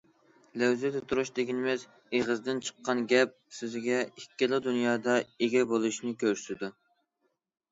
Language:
Uyghur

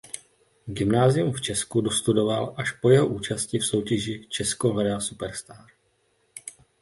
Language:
Czech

